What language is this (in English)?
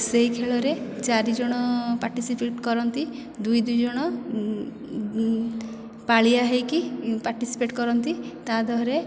Odia